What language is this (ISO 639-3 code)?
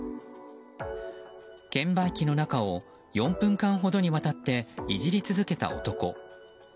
jpn